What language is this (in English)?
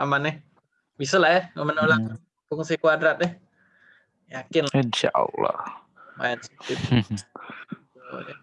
Indonesian